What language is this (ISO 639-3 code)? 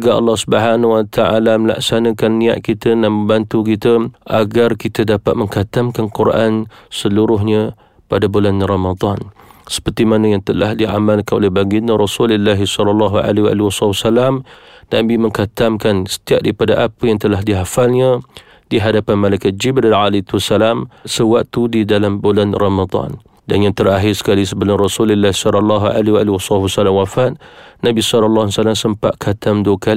msa